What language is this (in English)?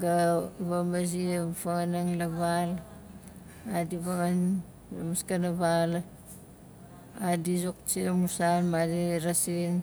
Nalik